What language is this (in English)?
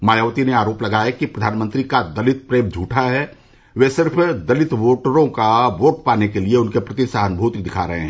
Hindi